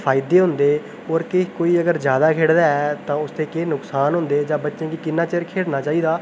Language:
Dogri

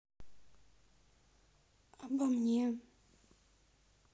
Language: Russian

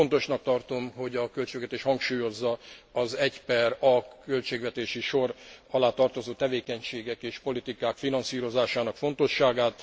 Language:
Hungarian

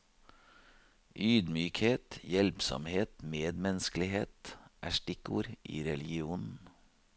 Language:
Norwegian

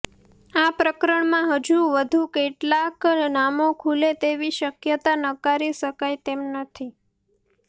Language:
Gujarati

